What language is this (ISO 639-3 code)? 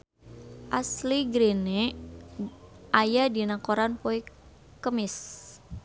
sun